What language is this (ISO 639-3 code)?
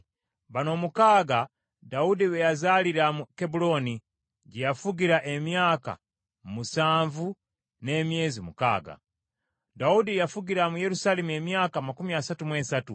lug